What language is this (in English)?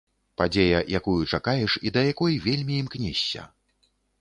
Belarusian